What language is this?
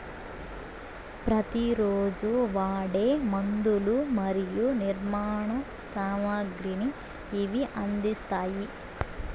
Telugu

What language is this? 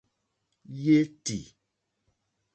Mokpwe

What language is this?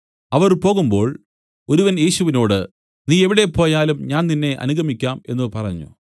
Malayalam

